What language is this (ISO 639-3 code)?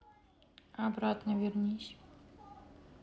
rus